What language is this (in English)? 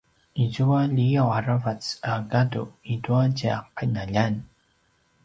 Paiwan